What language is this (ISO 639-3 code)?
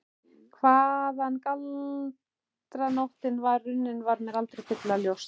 isl